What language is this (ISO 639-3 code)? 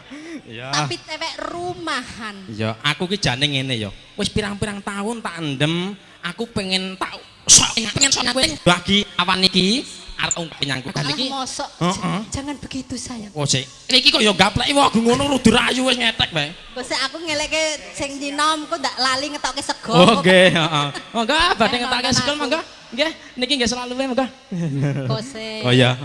ind